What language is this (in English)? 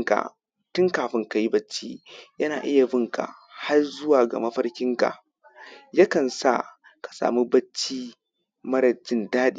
Hausa